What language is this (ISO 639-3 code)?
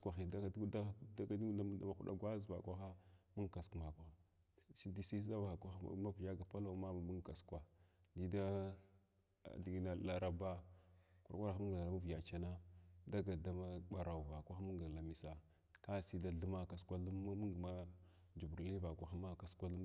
glw